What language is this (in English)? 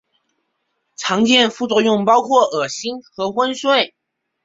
Chinese